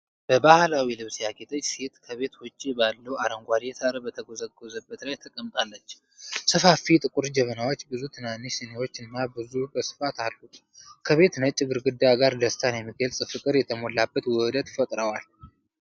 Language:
Amharic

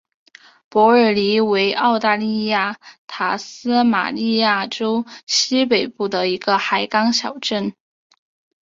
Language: Chinese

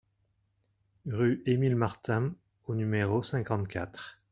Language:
French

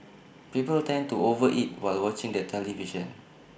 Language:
English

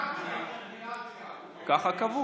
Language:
Hebrew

